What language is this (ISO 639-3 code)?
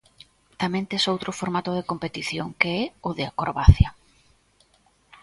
glg